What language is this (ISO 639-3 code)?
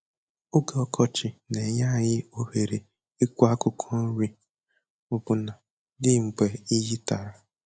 ibo